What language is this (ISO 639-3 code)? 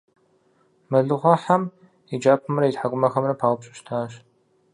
kbd